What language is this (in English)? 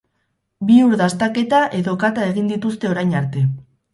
Basque